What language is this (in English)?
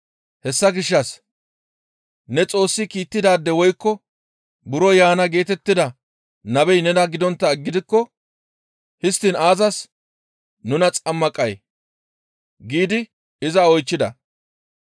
Gamo